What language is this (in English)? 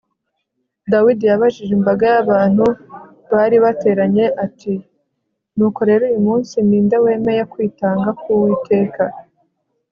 Kinyarwanda